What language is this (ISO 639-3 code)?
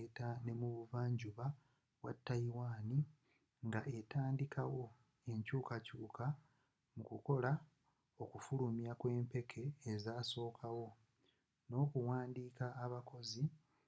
lug